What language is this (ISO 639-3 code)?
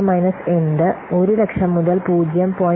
mal